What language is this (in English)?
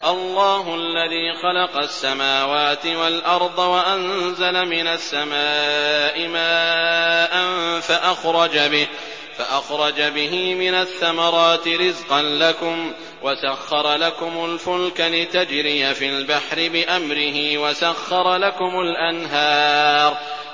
Arabic